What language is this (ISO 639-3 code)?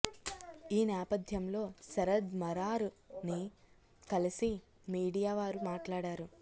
tel